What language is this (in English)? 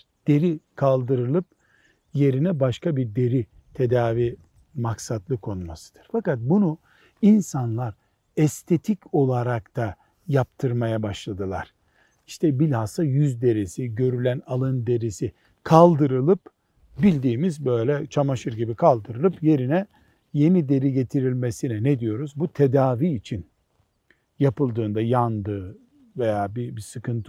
Turkish